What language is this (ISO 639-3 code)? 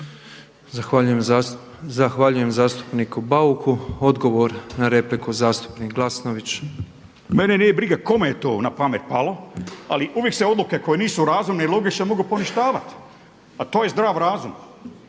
hrv